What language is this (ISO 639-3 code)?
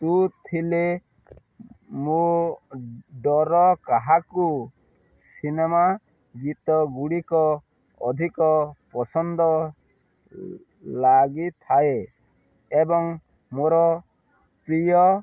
ori